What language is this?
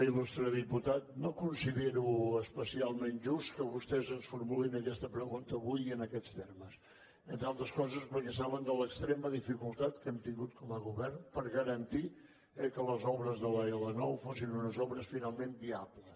Catalan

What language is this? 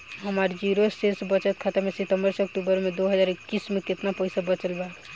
Bhojpuri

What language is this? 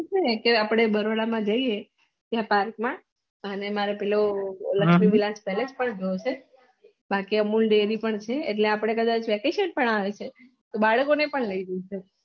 Gujarati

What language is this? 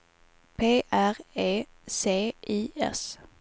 Swedish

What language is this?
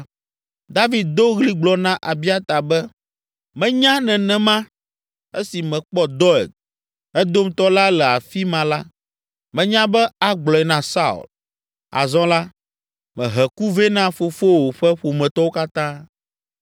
Ewe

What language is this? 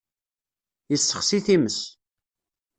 Kabyle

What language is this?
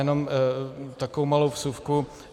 Czech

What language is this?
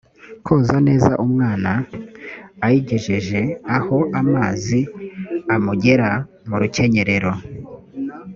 Kinyarwanda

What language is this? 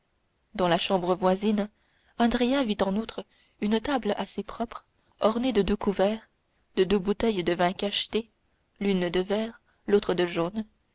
French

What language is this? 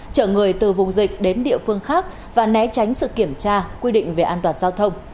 Vietnamese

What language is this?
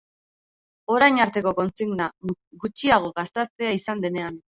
Basque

